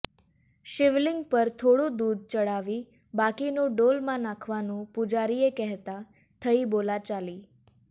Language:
Gujarati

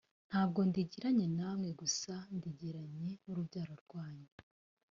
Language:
Kinyarwanda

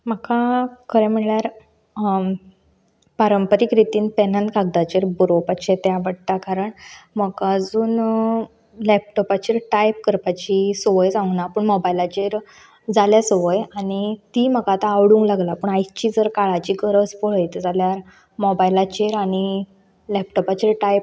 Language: Konkani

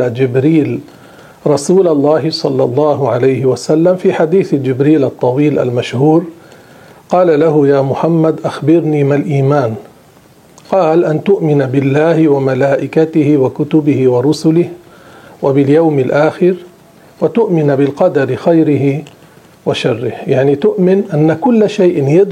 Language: Arabic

